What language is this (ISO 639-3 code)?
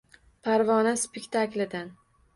uzb